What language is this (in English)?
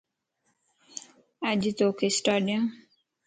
Lasi